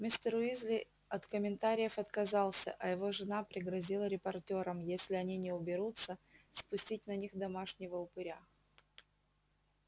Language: Russian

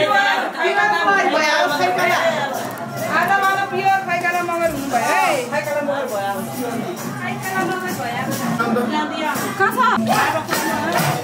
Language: Thai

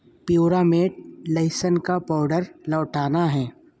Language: Urdu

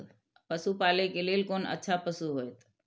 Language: Maithili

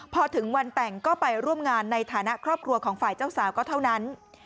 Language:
Thai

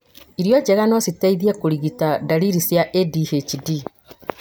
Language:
Kikuyu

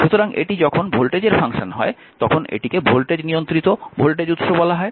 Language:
Bangla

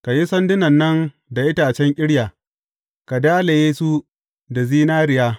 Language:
Hausa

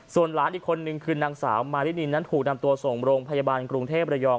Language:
Thai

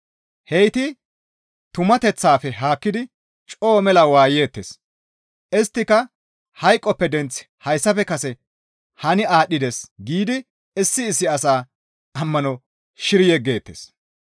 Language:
Gamo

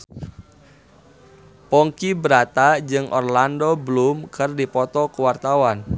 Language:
Sundanese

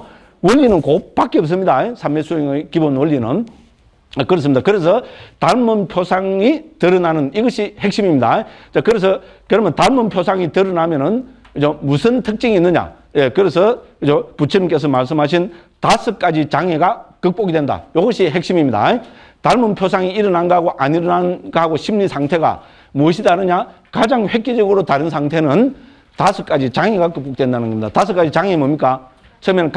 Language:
Korean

